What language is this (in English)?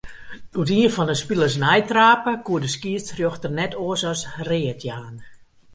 Western Frisian